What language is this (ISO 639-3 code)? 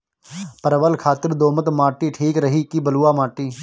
bho